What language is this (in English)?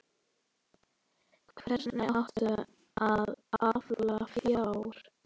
Icelandic